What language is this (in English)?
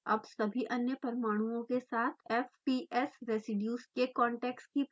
Hindi